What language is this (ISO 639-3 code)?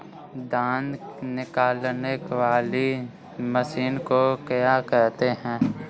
hin